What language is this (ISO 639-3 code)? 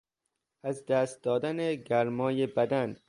fas